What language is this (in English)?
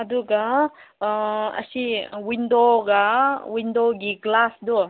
Manipuri